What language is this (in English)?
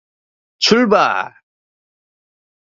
Korean